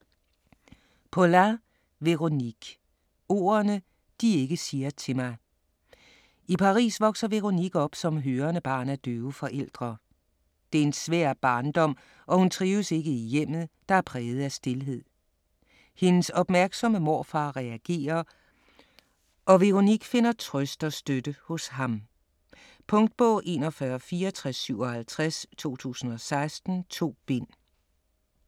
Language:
Danish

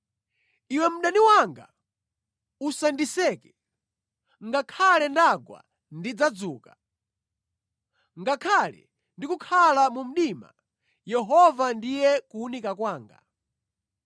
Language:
Nyanja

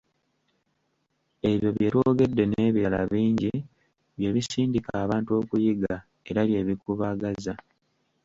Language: Ganda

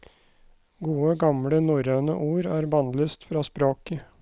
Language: Norwegian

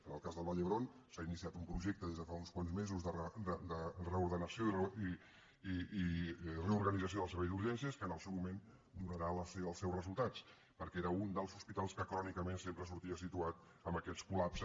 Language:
Catalan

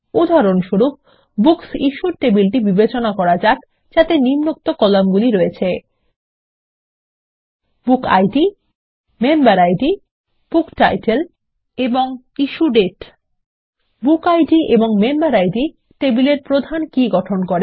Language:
Bangla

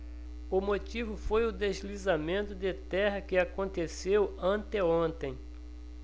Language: Portuguese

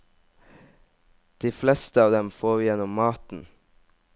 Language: Norwegian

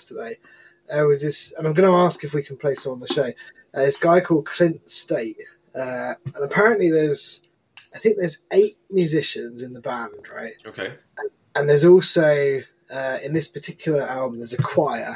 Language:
English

